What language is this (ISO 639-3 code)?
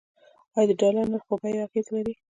pus